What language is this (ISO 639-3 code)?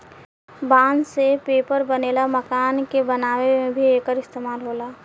bho